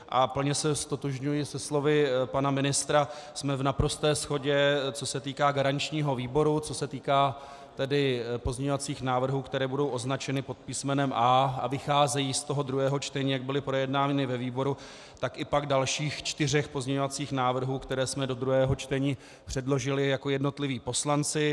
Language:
Czech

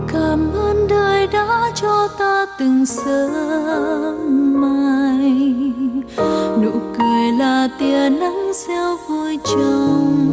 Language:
Vietnamese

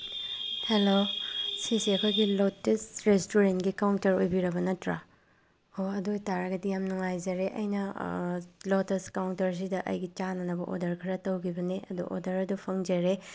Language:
Manipuri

